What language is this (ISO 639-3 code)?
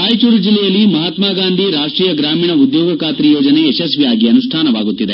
kan